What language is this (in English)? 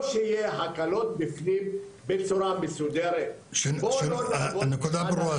Hebrew